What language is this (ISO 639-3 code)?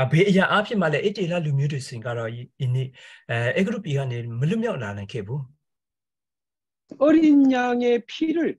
kor